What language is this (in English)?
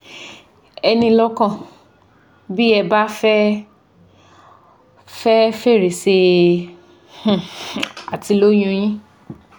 Yoruba